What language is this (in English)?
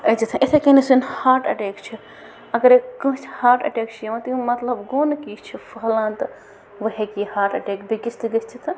Kashmiri